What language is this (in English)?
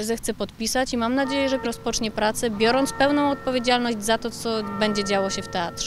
Polish